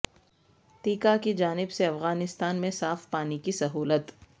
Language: Urdu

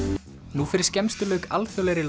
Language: Icelandic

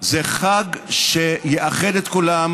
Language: Hebrew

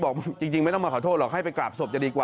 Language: Thai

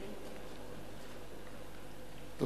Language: Hebrew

